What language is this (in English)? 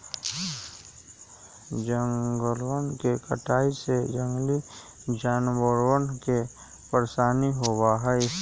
Magahi